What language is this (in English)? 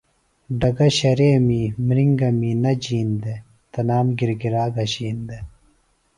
Phalura